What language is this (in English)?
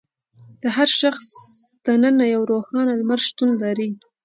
Pashto